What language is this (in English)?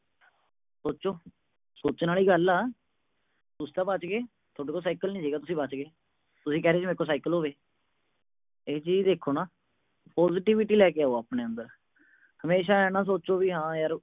Punjabi